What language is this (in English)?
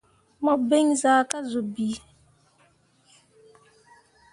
Mundang